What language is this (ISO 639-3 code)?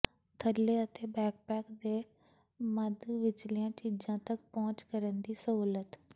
pan